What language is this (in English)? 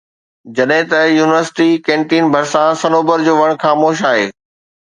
Sindhi